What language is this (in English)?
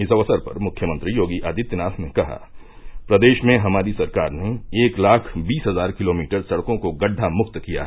Hindi